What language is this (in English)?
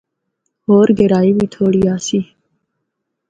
Northern Hindko